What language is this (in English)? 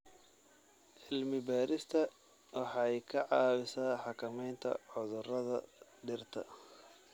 Somali